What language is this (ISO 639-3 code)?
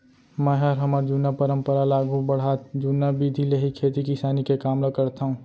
hne